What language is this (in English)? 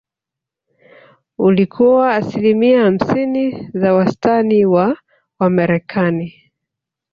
Swahili